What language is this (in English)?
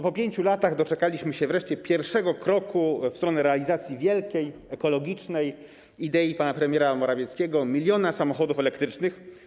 Polish